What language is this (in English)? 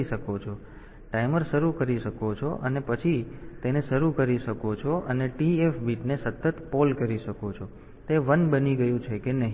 Gujarati